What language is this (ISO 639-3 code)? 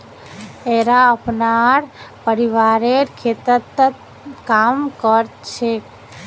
mag